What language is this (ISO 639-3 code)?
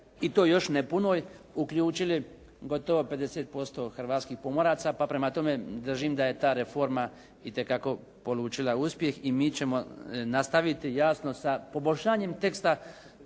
hrv